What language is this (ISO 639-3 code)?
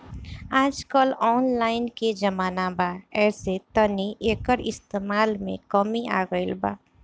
bho